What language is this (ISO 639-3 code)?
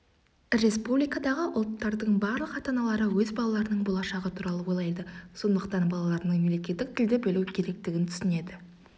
kaz